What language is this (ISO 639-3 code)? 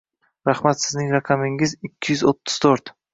uzb